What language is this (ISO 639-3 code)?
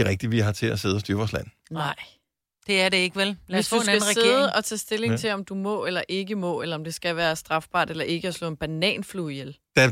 dan